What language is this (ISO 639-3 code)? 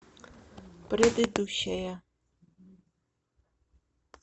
rus